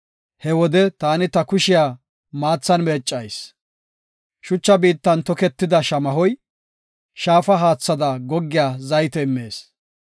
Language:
Gofa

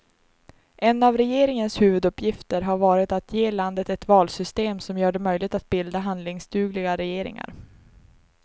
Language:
Swedish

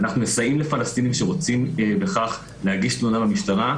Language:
Hebrew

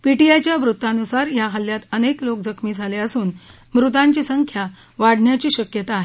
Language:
Marathi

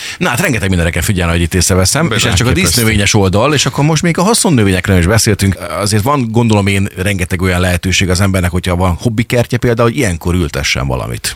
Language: Hungarian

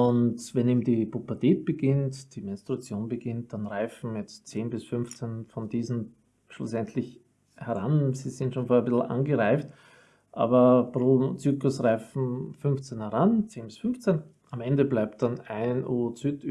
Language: German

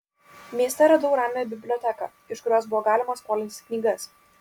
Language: Lithuanian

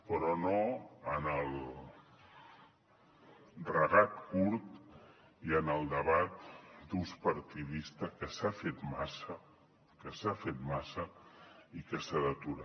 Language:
Catalan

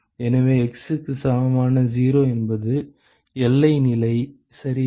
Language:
Tamil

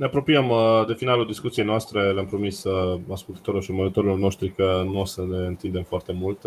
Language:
Romanian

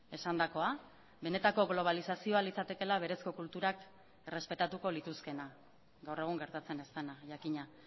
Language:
Basque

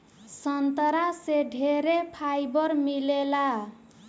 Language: Bhojpuri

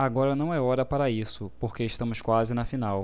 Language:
Portuguese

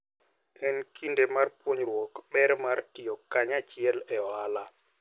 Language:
Luo (Kenya and Tanzania)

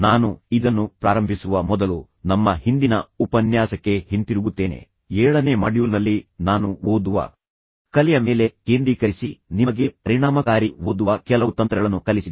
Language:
Kannada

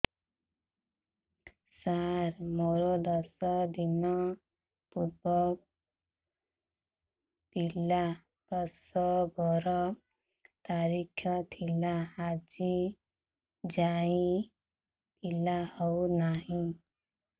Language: Odia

